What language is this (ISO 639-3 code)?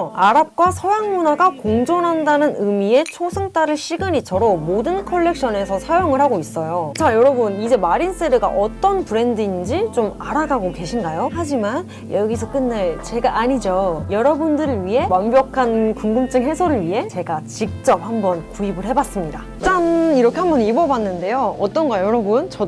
kor